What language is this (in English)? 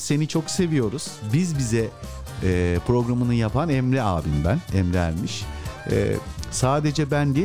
Turkish